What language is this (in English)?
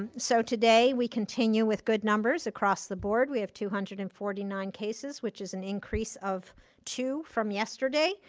English